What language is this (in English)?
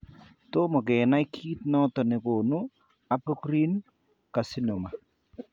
Kalenjin